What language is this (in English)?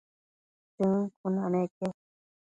Matsés